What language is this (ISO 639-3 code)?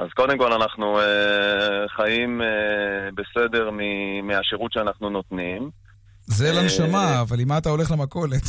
heb